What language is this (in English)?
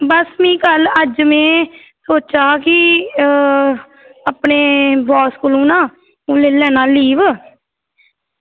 Dogri